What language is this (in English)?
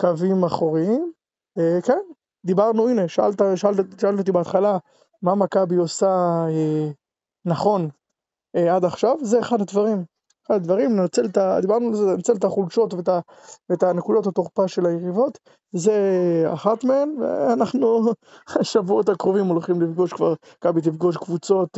Hebrew